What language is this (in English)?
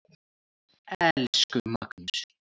Icelandic